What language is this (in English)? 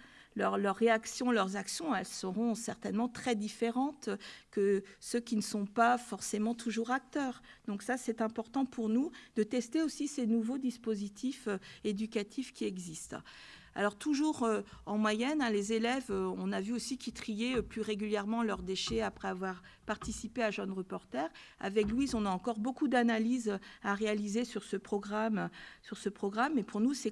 French